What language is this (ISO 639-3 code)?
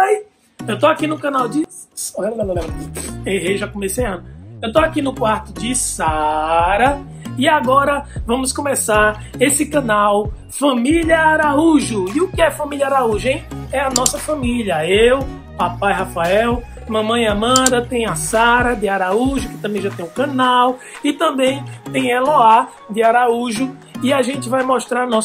por